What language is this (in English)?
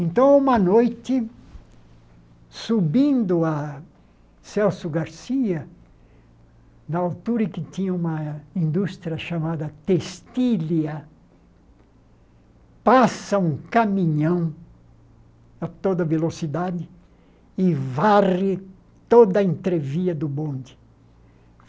Portuguese